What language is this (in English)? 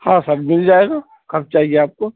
Urdu